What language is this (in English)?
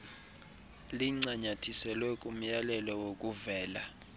Xhosa